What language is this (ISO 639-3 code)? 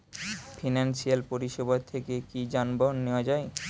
ben